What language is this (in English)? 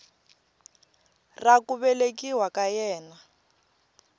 Tsonga